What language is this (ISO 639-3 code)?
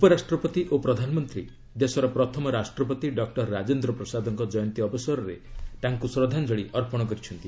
ori